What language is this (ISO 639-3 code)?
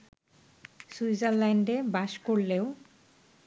ben